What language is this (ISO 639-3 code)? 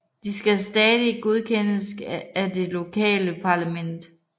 dan